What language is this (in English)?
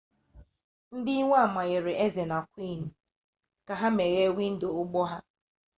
Igbo